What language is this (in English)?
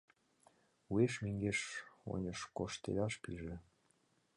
Mari